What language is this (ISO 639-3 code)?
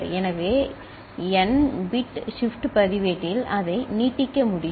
tam